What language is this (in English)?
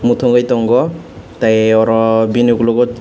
Kok Borok